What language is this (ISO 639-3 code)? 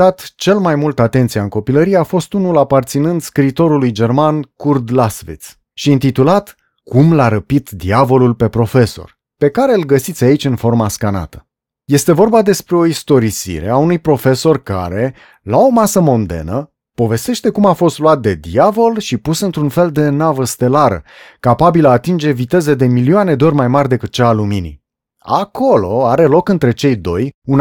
ron